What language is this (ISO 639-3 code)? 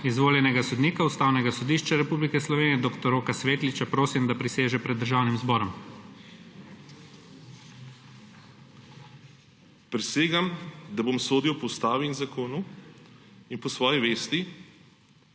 slv